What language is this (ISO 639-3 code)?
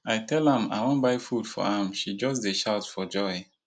pcm